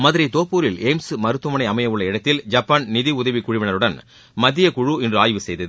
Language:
Tamil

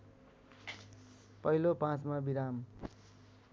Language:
Nepali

